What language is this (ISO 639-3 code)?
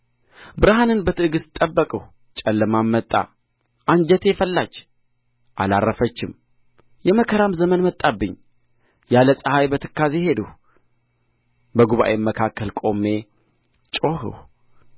amh